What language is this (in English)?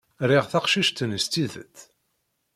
Kabyle